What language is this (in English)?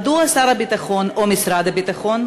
Hebrew